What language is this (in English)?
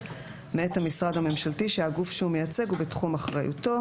Hebrew